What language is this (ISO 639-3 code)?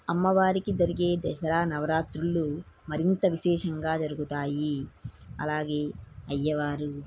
tel